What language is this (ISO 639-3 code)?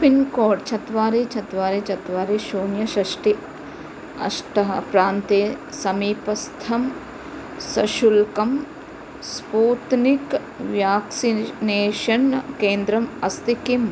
san